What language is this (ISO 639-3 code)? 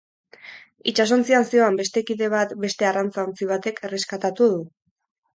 eus